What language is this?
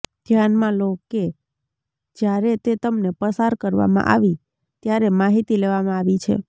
Gujarati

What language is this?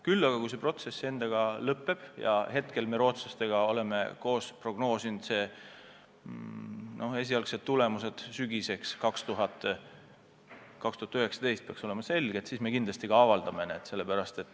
Estonian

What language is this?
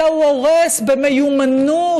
Hebrew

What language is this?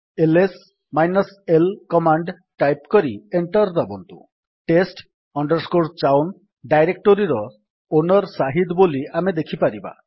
Odia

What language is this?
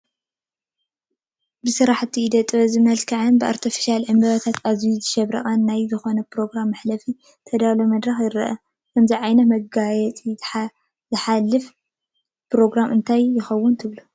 Tigrinya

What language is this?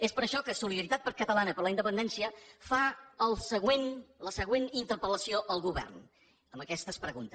Catalan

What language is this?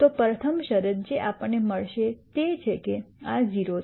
Gujarati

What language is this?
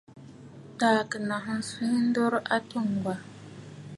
Bafut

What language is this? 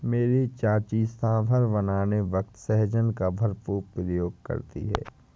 Hindi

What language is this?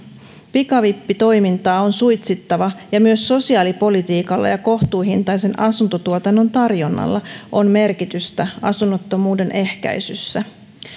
Finnish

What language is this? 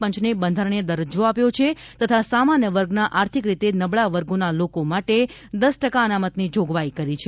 Gujarati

